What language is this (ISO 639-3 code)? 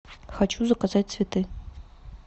rus